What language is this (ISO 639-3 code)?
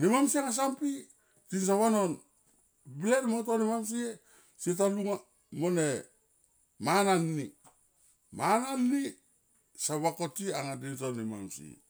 tqp